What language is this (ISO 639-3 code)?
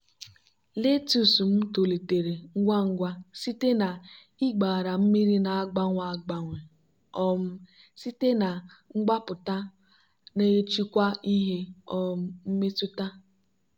ibo